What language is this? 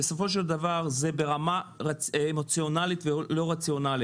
Hebrew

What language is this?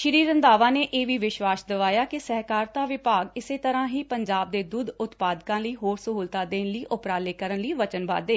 Punjabi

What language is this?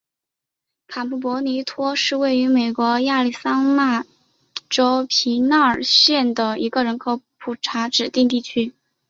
Chinese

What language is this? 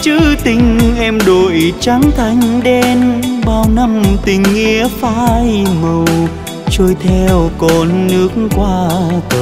Vietnamese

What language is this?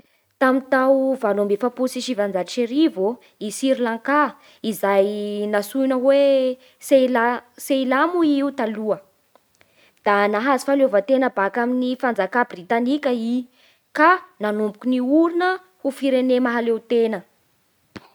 Bara Malagasy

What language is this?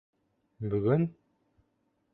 Bashkir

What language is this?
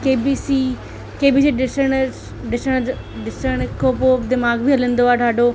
Sindhi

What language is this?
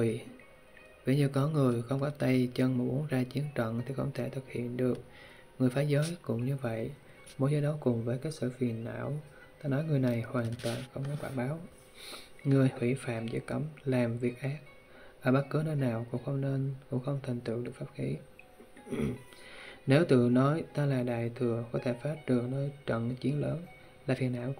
Vietnamese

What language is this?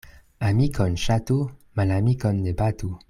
Esperanto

